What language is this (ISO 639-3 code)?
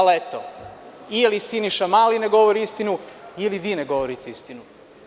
srp